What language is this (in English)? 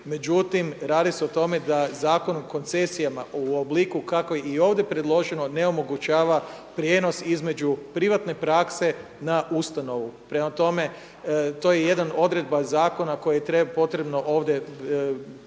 Croatian